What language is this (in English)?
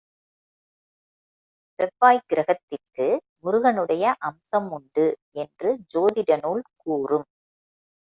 Tamil